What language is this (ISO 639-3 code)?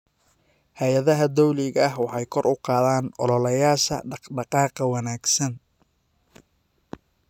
som